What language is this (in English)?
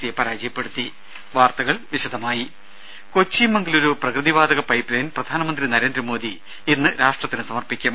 Malayalam